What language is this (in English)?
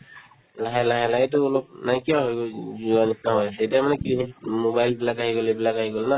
Assamese